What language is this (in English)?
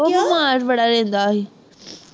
Punjabi